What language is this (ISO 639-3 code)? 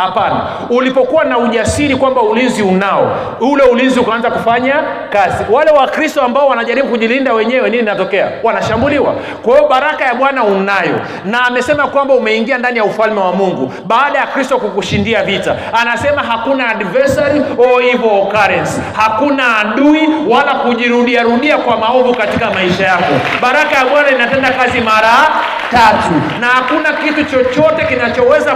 swa